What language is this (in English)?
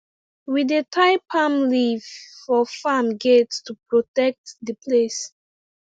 Nigerian Pidgin